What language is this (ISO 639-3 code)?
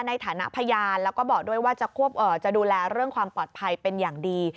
tha